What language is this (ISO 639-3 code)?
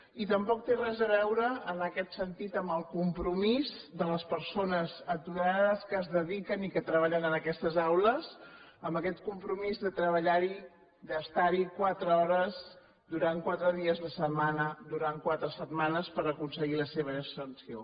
cat